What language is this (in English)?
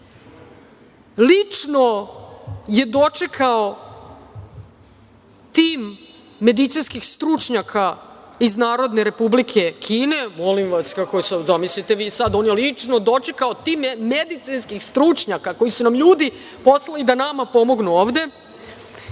Serbian